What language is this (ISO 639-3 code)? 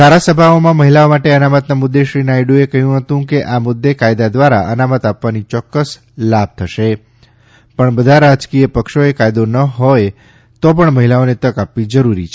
guj